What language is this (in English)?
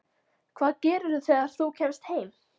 Icelandic